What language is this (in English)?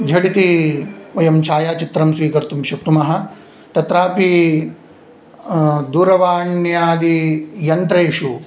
Sanskrit